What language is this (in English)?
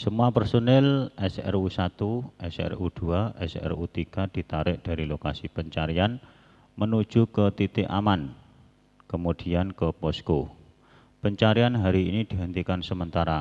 Indonesian